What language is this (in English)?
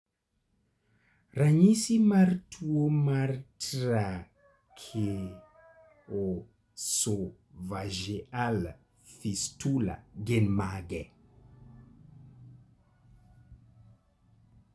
Luo (Kenya and Tanzania)